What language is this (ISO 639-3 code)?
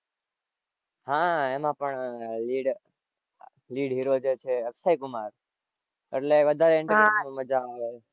guj